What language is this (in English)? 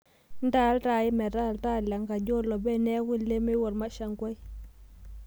Masai